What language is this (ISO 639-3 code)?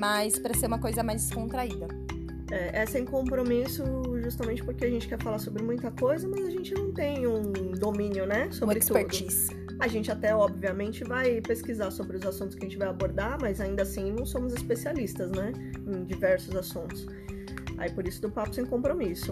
por